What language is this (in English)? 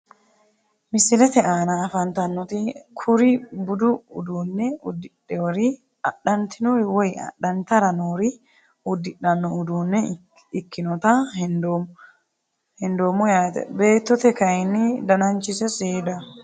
Sidamo